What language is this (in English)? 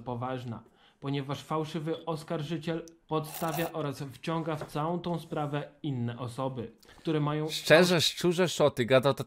Polish